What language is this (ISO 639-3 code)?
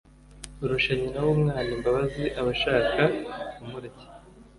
kin